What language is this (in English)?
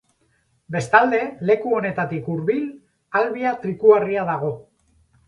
Basque